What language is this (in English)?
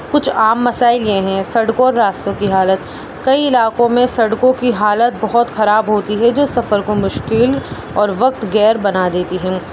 Urdu